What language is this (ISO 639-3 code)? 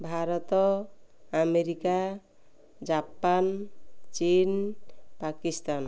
ori